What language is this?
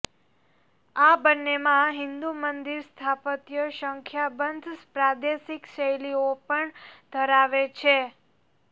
Gujarati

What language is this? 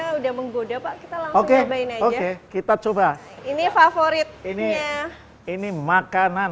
Indonesian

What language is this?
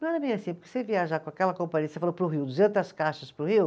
Portuguese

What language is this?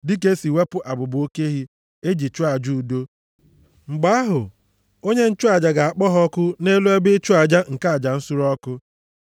Igbo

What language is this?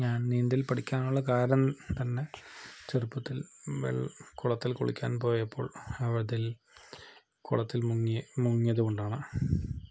Malayalam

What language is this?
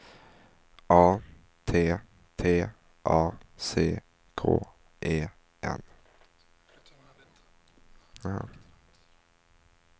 Swedish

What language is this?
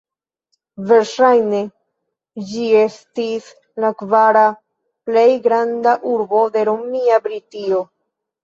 Esperanto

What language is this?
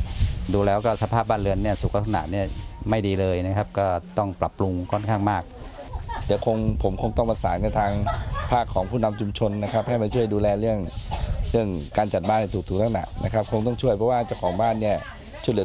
Thai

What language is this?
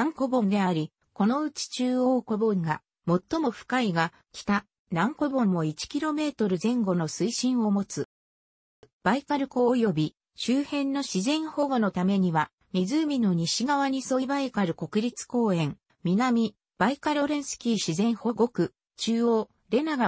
Japanese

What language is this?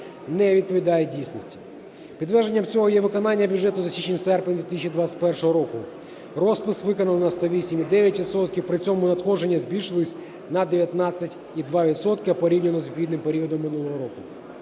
Ukrainian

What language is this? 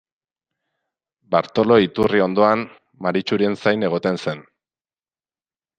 Basque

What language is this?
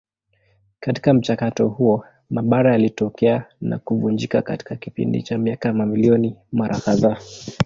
Swahili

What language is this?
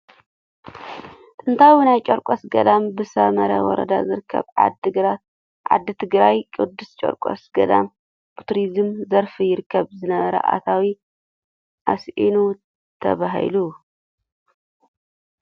Tigrinya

